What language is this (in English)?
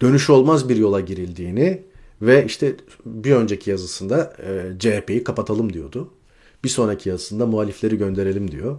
Turkish